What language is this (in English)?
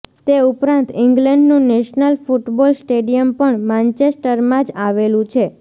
Gujarati